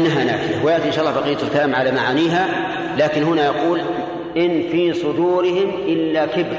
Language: Arabic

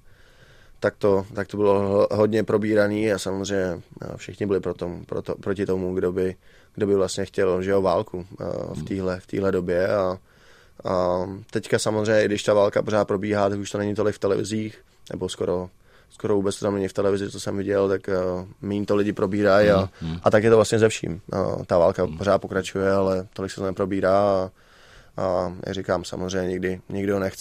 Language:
Czech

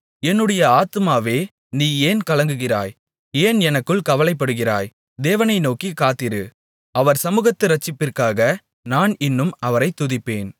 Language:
Tamil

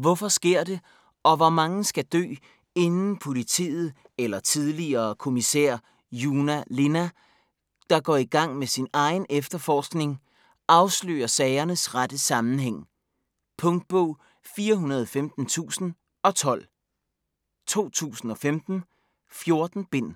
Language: Danish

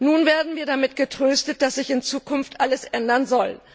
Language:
German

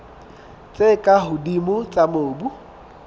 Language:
Southern Sotho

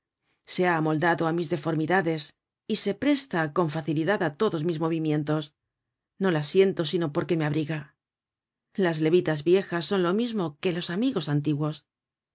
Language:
Spanish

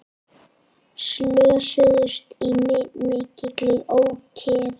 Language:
Icelandic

